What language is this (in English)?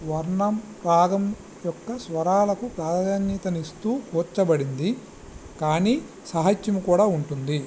Telugu